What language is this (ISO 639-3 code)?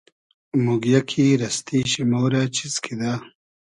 haz